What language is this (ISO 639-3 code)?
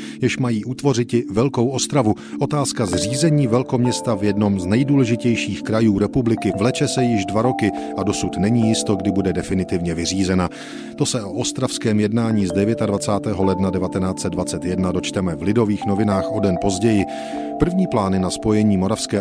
ces